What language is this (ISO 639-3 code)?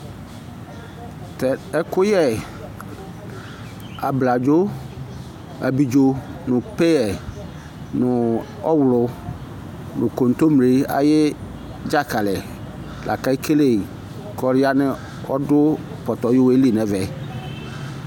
kpo